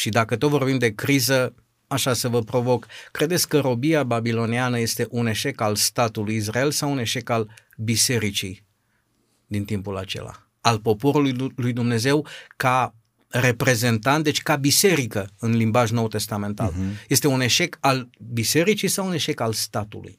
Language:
Romanian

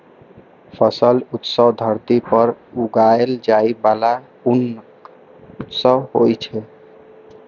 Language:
Maithili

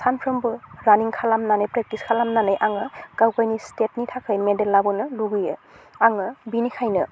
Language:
Bodo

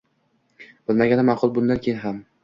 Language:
Uzbek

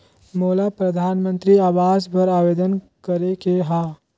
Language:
Chhattisgarhi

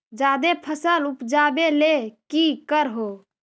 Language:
Magahi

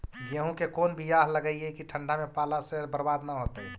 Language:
Magahi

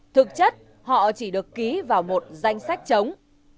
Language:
Vietnamese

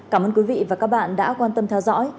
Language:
Vietnamese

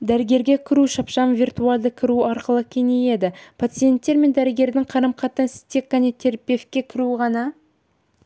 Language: Kazakh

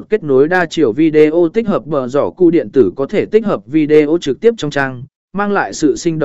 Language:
Vietnamese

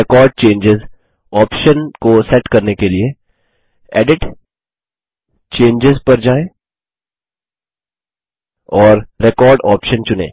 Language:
Hindi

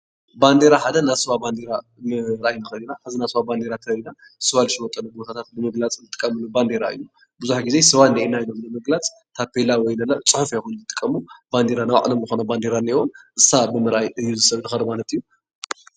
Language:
Tigrinya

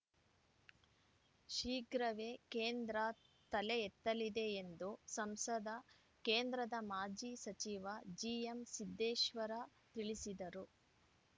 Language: Kannada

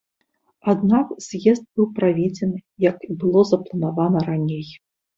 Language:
Belarusian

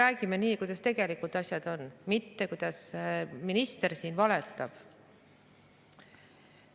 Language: Estonian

